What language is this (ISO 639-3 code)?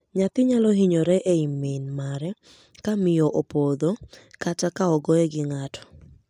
luo